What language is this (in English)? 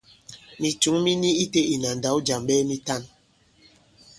Bankon